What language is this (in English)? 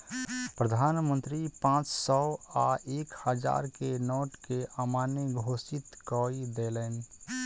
Maithili